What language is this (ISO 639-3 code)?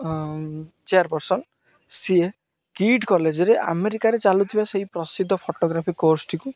ori